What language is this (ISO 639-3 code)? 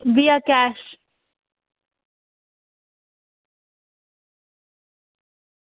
doi